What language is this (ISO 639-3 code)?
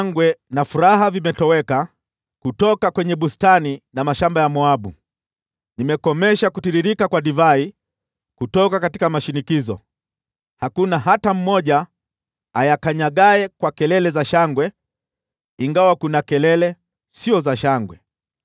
swa